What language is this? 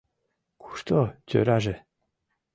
Mari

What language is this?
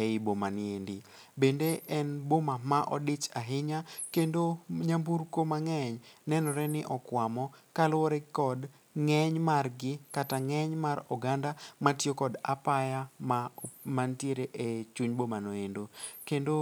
Luo (Kenya and Tanzania)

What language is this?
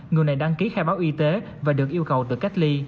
Vietnamese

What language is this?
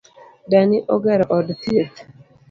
Luo (Kenya and Tanzania)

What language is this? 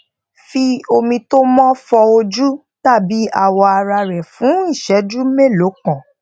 Yoruba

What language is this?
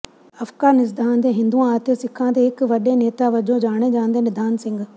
Punjabi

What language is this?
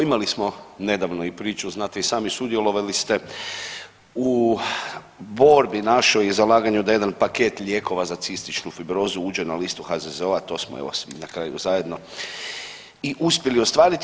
Croatian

